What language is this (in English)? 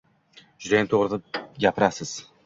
Uzbek